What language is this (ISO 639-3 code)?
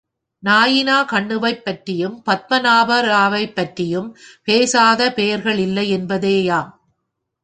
tam